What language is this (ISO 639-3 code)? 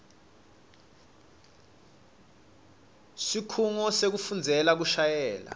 ssw